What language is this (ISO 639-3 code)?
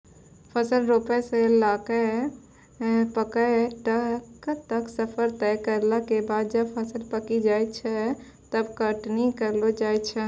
mai